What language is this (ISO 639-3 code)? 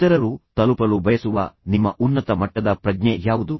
kan